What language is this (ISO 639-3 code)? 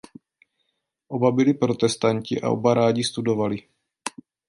ces